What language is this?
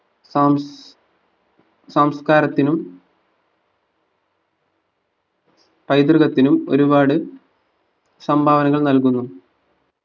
Malayalam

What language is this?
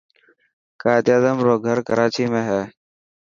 Dhatki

